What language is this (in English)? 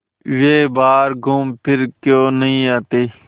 Hindi